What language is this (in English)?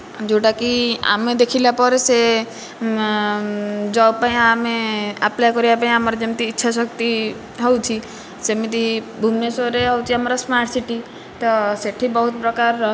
Odia